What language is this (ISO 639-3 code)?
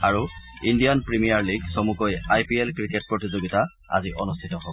asm